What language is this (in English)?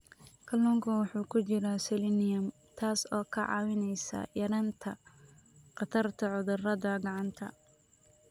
Somali